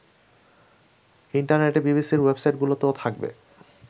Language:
Bangla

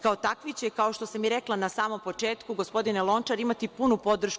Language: Serbian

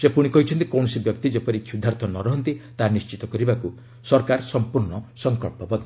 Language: Odia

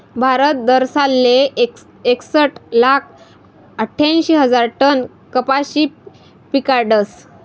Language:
Marathi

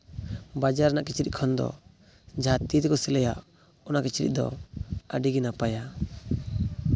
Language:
Santali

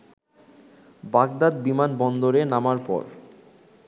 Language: Bangla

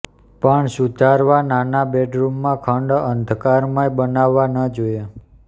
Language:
Gujarati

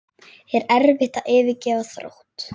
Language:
Icelandic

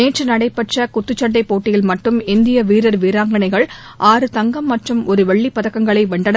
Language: Tamil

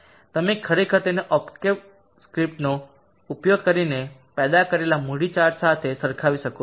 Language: Gujarati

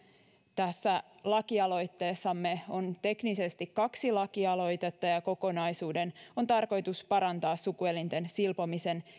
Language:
Finnish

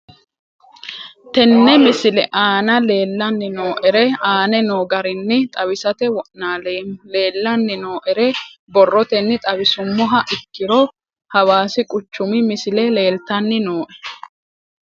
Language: Sidamo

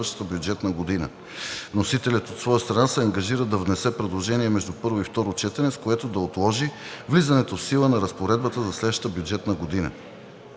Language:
Bulgarian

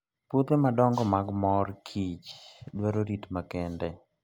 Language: Luo (Kenya and Tanzania)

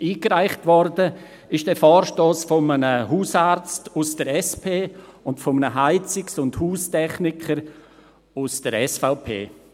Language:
Swiss German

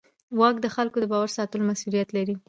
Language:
Pashto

